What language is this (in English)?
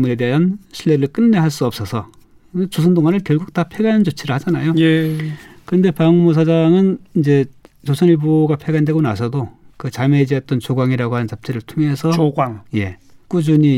Korean